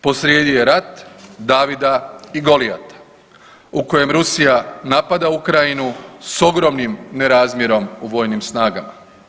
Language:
Croatian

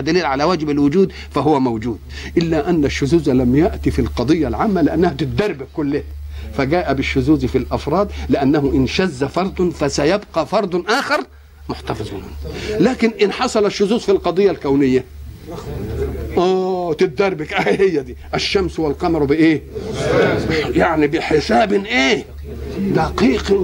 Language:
Arabic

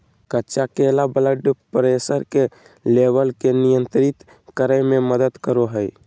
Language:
Magahi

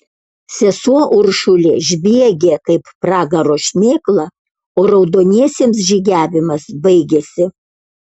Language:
Lithuanian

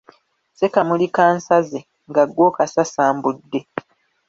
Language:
Ganda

